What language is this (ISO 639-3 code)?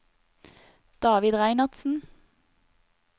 nor